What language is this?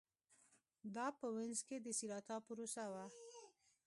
Pashto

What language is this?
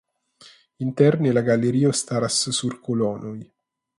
Esperanto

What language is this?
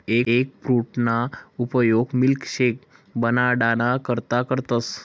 Marathi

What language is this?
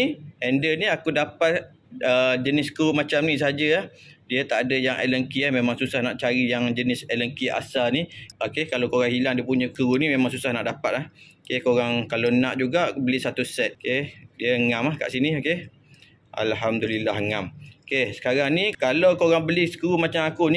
Malay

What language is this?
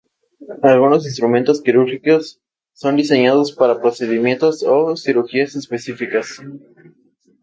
Spanish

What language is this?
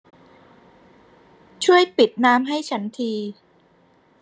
Thai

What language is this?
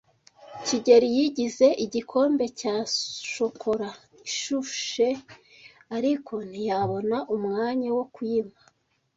Kinyarwanda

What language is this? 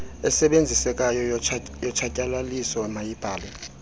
Xhosa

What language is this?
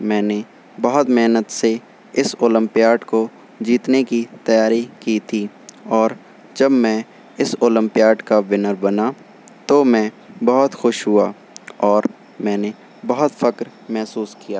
Urdu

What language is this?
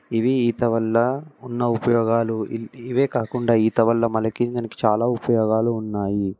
Telugu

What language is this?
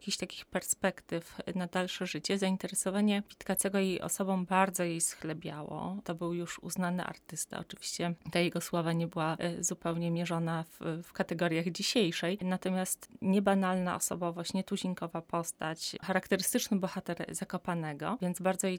Polish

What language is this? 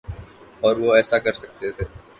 Urdu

